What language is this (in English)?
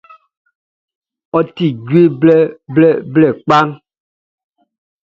Baoulé